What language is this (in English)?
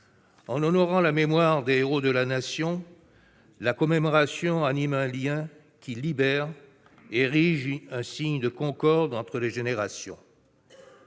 French